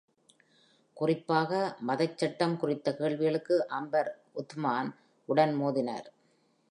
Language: Tamil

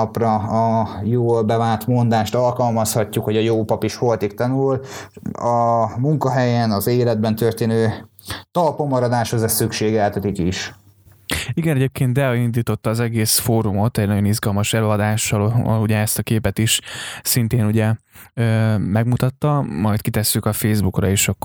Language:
Hungarian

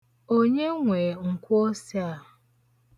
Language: Igbo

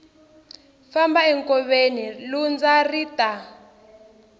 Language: Tsonga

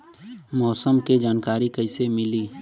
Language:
Bhojpuri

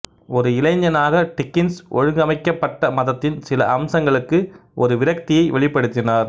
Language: Tamil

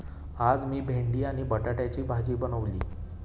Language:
Marathi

